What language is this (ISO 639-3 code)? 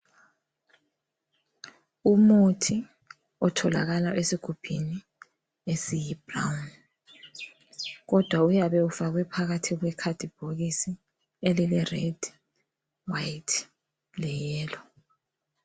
nde